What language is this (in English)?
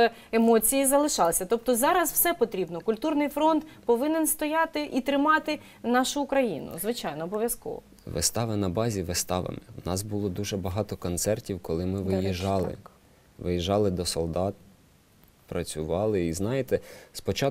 Ukrainian